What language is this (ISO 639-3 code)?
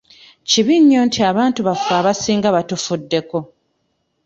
lug